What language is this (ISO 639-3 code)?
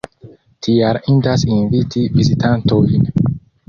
epo